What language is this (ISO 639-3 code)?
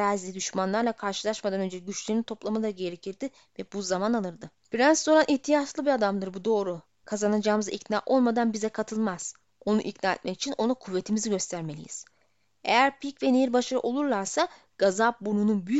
tur